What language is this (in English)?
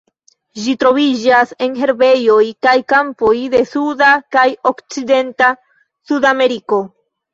Esperanto